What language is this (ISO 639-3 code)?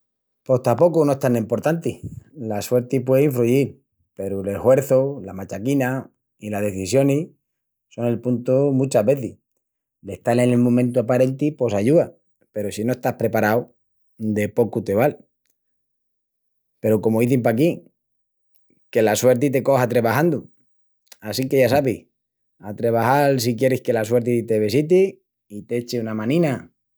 ext